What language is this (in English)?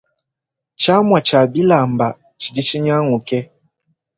Luba-Lulua